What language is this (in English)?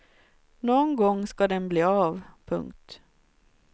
Swedish